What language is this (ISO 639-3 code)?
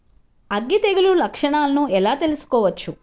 tel